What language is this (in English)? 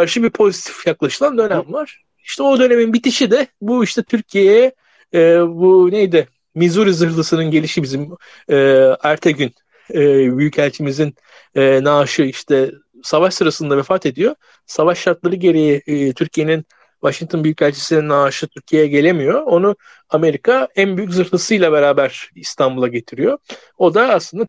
Turkish